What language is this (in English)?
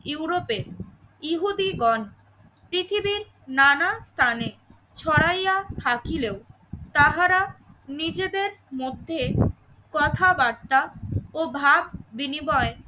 Bangla